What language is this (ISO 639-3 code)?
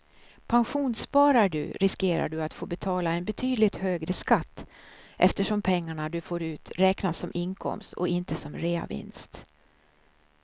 swe